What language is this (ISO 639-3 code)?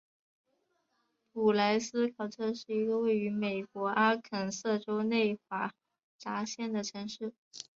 zho